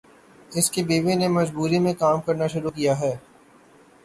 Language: Urdu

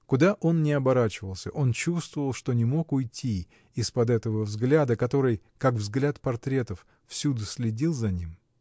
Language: Russian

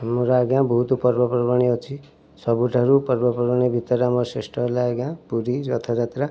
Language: Odia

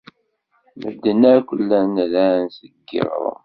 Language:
Kabyle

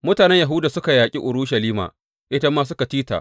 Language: Hausa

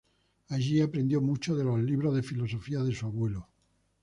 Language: Spanish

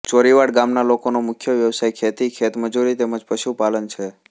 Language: Gujarati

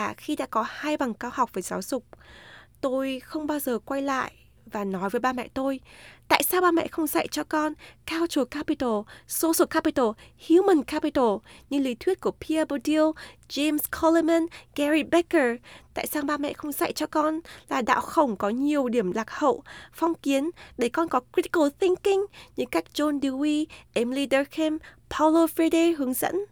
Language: Vietnamese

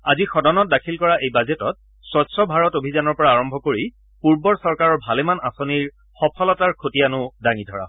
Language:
Assamese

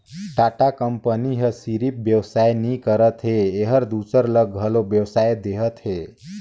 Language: Chhattisgarhi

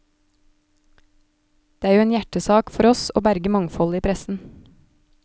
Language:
Norwegian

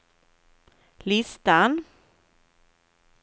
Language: Swedish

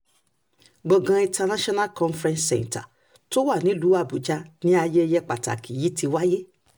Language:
Yoruba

